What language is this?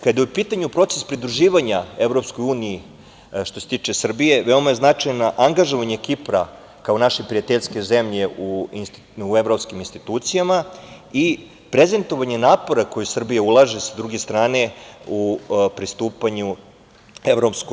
Serbian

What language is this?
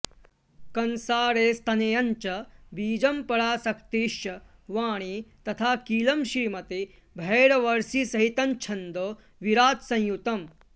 Sanskrit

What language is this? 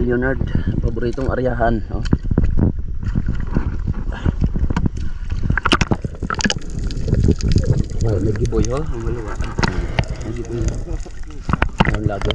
Filipino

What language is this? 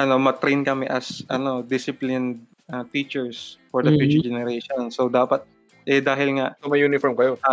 Filipino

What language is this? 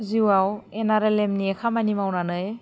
Bodo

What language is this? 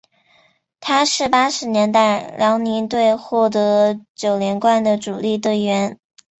Chinese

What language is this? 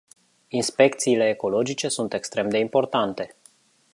Romanian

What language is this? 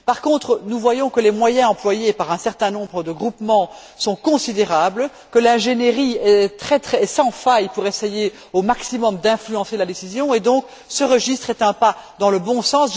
French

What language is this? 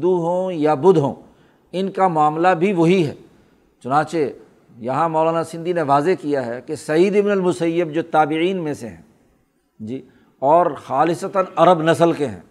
Urdu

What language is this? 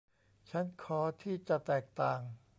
Thai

